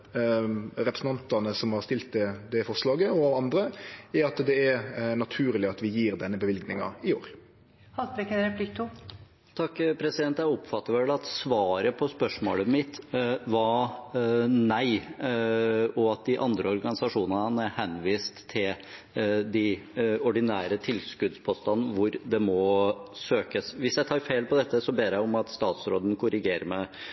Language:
Norwegian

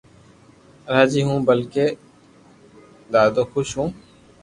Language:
Loarki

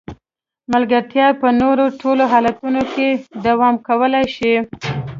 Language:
Pashto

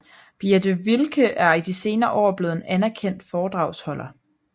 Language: Danish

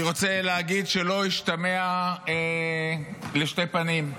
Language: Hebrew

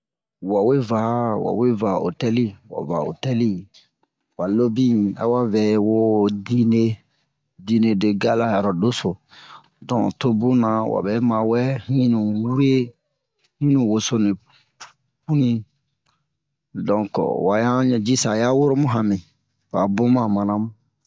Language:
Bomu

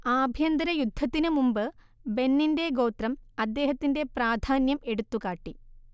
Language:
Malayalam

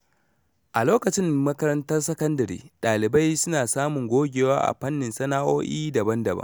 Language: Hausa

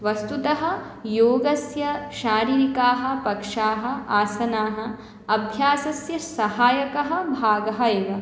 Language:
Sanskrit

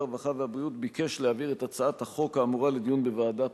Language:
Hebrew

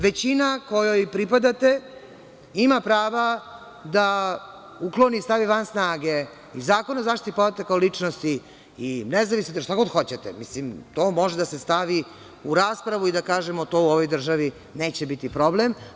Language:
Serbian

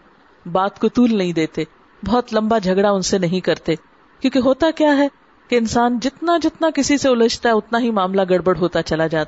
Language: Urdu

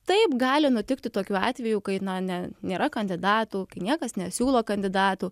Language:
Lithuanian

